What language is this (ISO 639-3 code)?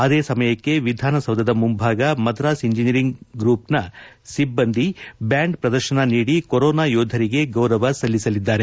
kan